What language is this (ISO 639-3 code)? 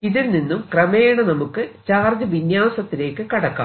mal